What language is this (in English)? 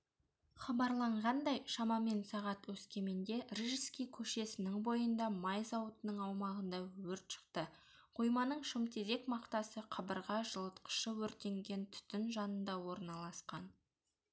Kazakh